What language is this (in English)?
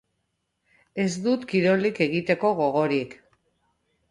Basque